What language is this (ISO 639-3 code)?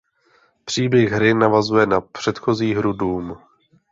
ces